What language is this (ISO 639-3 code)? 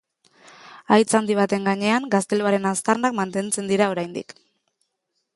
eus